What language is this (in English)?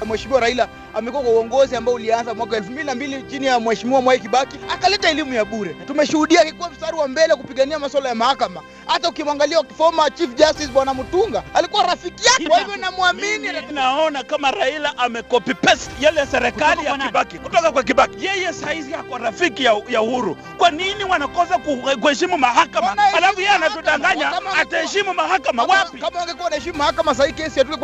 Swahili